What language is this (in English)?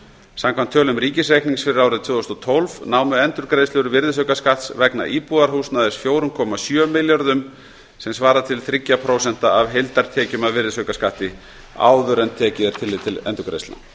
Icelandic